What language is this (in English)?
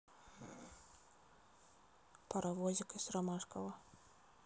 Russian